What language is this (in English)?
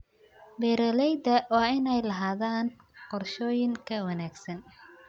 Somali